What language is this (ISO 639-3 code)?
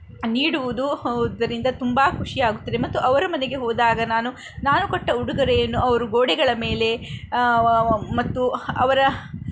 kan